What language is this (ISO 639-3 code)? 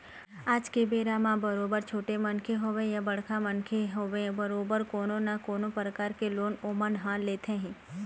hne